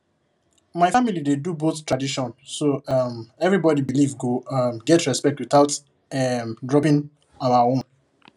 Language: Nigerian Pidgin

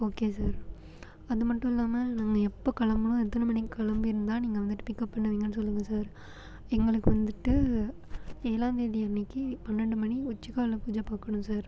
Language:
Tamil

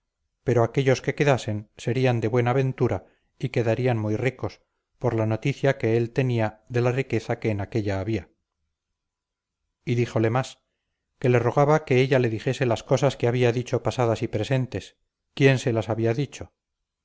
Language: Spanish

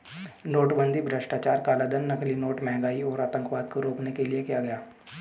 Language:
Hindi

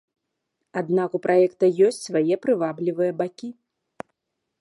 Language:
Belarusian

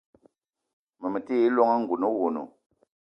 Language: Eton (Cameroon)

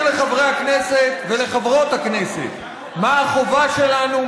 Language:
Hebrew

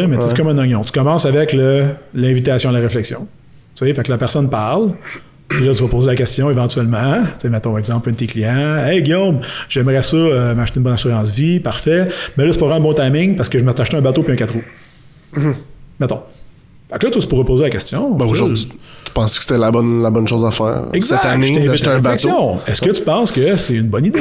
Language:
French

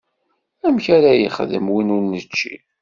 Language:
Kabyle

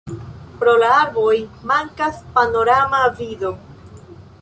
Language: Esperanto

